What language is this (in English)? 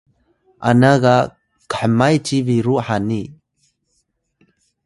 Atayal